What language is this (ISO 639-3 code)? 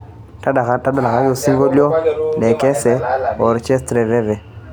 mas